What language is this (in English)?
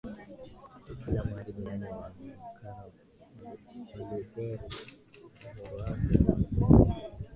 Swahili